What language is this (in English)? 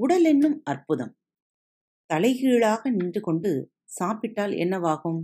Tamil